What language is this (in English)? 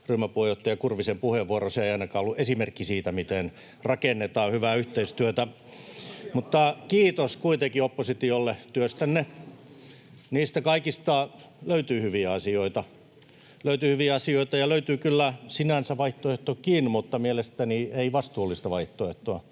Finnish